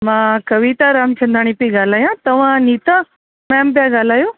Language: Sindhi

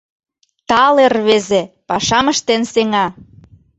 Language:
Mari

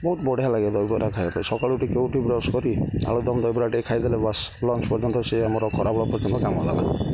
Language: Odia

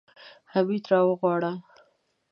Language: Pashto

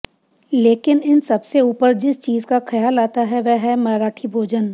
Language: Hindi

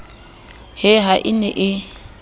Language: Southern Sotho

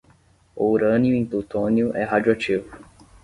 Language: Portuguese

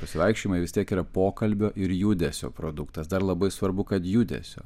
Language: Lithuanian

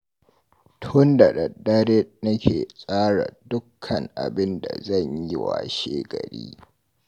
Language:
Hausa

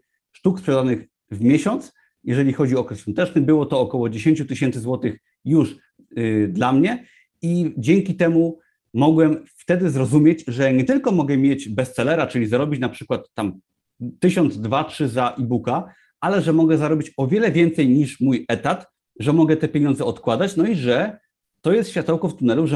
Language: Polish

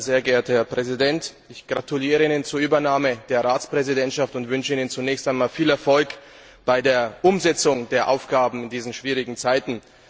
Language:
German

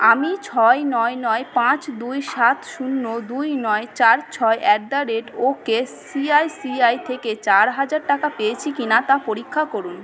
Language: Bangla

